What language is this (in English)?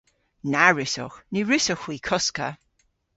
Cornish